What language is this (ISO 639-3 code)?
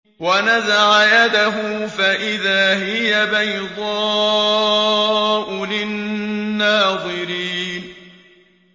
ara